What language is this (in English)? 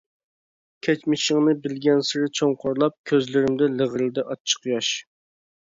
Uyghur